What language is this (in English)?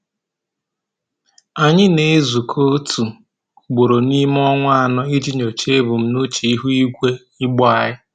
Igbo